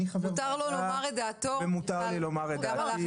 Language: Hebrew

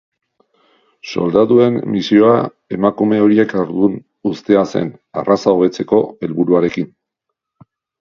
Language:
Basque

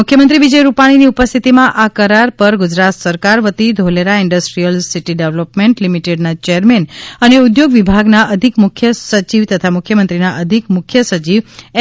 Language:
Gujarati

